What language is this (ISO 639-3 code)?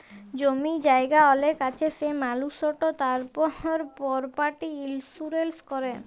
ben